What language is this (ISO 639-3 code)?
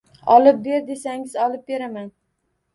uzb